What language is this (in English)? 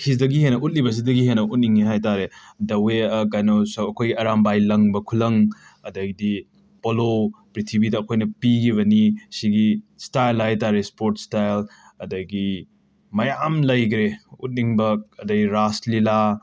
Manipuri